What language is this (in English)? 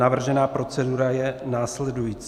Czech